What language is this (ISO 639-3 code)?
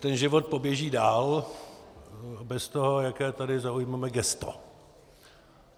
ces